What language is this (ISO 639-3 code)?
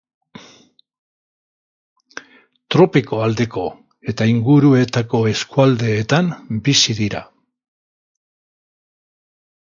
eus